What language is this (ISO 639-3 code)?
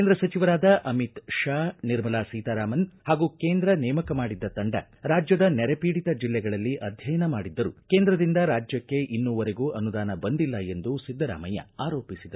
kan